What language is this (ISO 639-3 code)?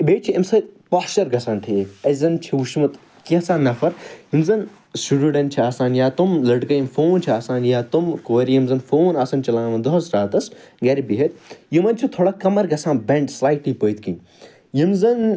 kas